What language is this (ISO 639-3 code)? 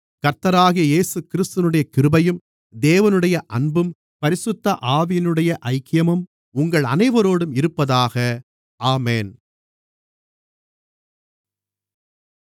tam